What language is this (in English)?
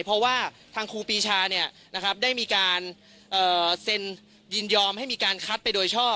Thai